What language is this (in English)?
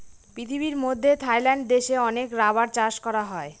Bangla